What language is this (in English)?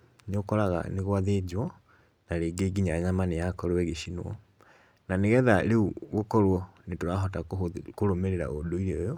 Kikuyu